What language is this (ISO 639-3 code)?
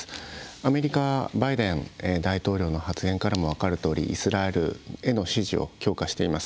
jpn